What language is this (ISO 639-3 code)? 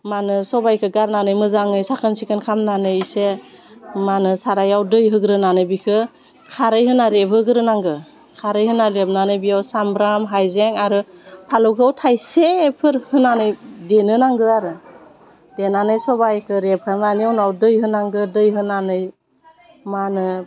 brx